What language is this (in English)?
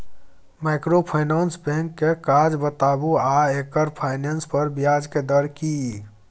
Maithili